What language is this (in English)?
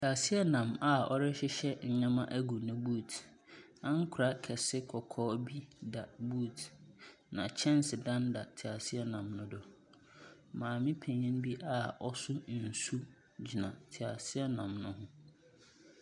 Akan